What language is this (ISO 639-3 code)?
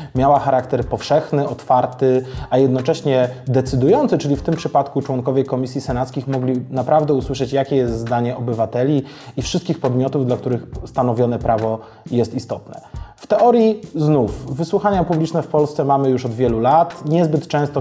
pol